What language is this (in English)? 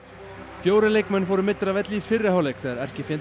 Icelandic